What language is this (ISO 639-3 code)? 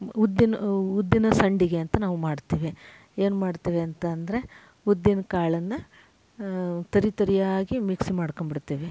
kan